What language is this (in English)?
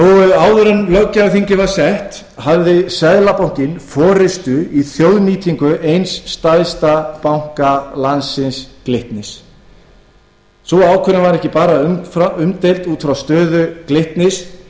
Icelandic